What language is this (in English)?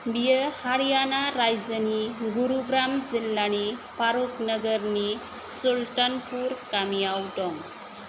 Bodo